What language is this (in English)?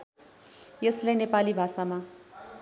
Nepali